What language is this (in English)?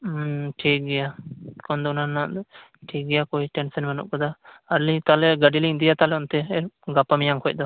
Santali